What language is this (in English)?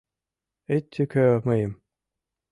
Mari